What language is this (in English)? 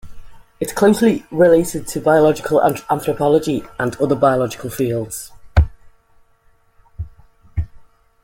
English